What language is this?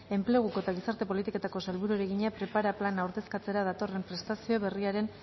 Basque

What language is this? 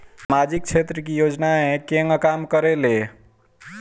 Bhojpuri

